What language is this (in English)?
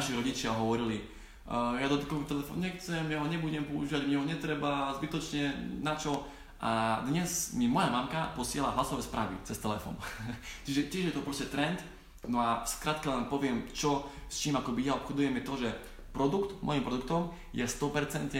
Slovak